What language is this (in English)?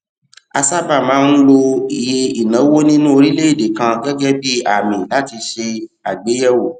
Yoruba